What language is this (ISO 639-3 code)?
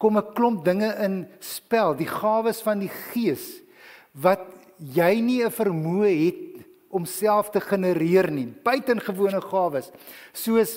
nld